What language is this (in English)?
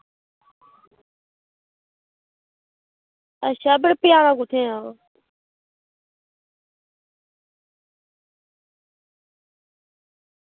Dogri